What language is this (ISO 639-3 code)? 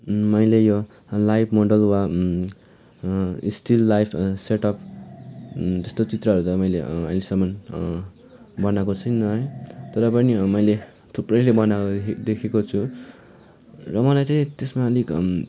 nep